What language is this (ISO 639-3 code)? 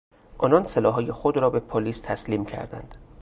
fas